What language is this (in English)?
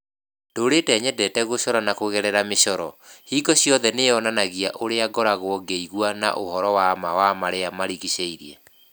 Kikuyu